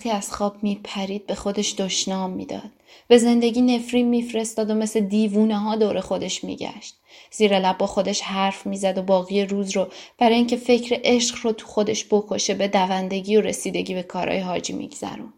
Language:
Persian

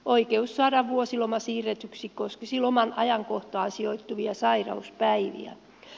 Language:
Finnish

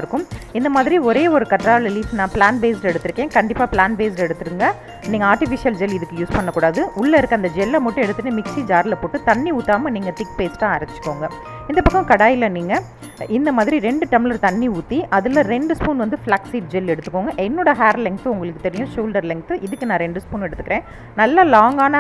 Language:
English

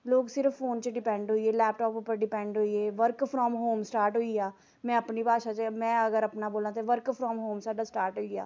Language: Dogri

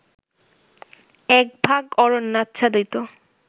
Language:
Bangla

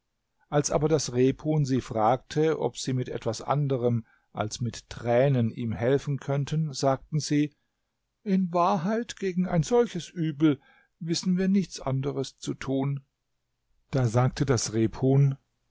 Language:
German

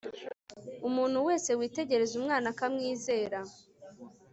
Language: Kinyarwanda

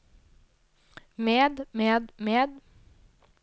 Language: Norwegian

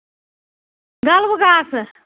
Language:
Kashmiri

